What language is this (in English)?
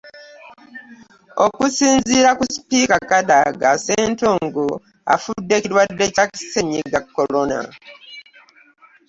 Ganda